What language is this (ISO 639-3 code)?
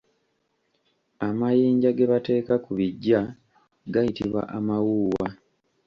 lug